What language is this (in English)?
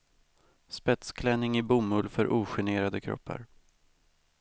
Swedish